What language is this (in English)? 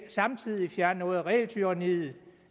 Danish